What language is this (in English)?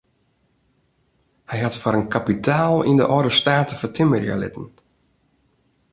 Western Frisian